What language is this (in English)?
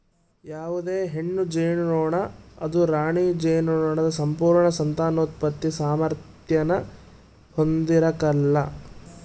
Kannada